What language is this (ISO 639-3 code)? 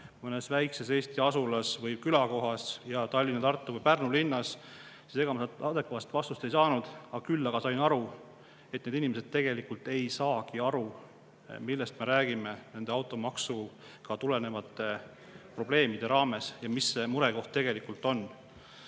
est